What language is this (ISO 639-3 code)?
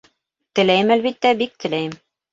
bak